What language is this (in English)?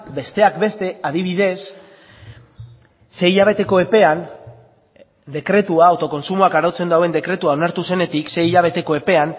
Basque